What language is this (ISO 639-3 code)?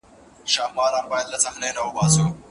pus